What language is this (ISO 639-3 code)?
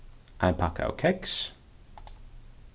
fao